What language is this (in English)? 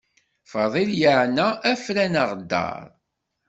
Kabyle